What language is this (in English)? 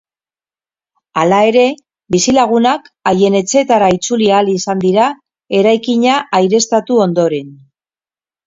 Basque